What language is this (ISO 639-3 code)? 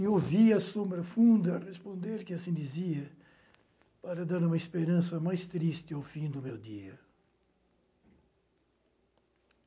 por